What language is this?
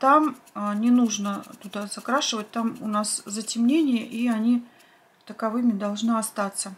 Russian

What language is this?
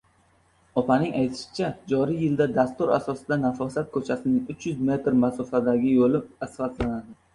Uzbek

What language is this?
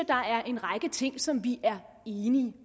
Danish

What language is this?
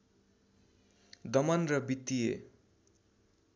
Nepali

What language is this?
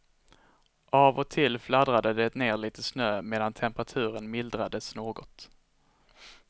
Swedish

